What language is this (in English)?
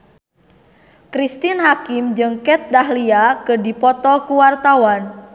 Sundanese